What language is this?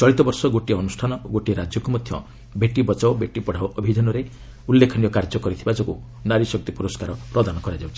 Odia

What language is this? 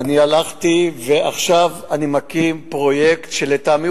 Hebrew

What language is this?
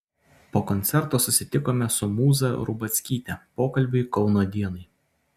Lithuanian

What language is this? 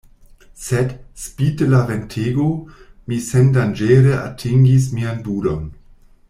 Esperanto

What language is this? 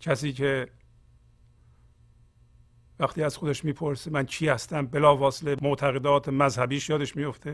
Persian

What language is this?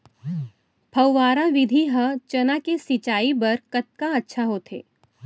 Chhattisgarhi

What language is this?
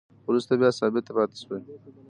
Pashto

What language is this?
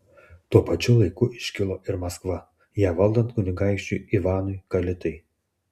Lithuanian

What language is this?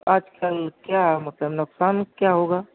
Urdu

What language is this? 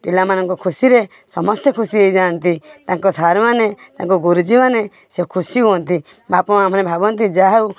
Odia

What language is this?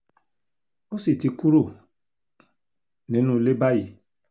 Yoruba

